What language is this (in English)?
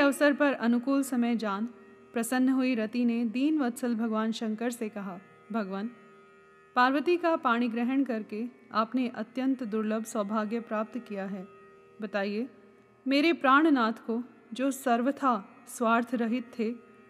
Hindi